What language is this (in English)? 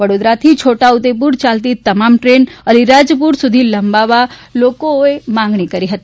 Gujarati